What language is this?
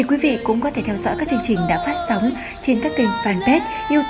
Vietnamese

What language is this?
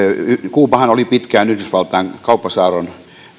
Finnish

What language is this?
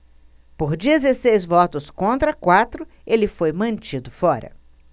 Portuguese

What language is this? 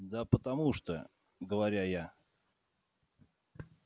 Russian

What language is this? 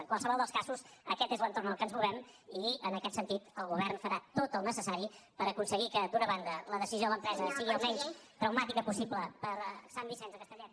Catalan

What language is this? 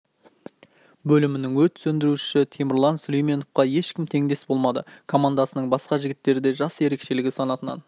Kazakh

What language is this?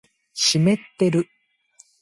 Japanese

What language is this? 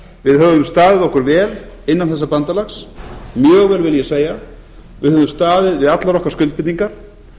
Icelandic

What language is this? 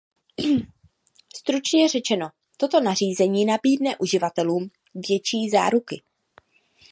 Czech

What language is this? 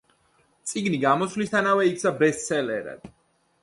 Georgian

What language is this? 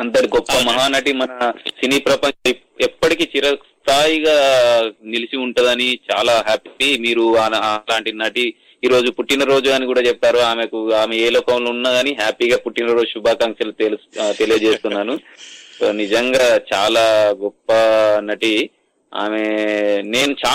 Telugu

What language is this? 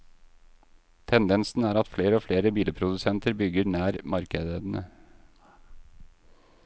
Norwegian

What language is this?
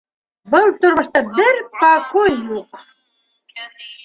Bashkir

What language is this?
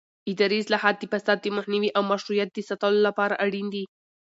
Pashto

